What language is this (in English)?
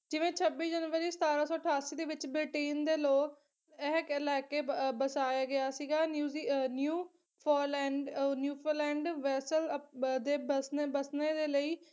Punjabi